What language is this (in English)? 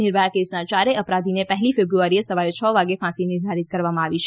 Gujarati